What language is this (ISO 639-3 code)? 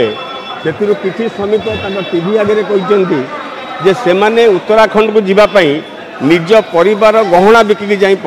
hin